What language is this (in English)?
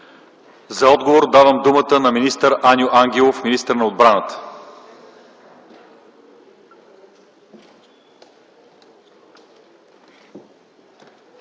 Bulgarian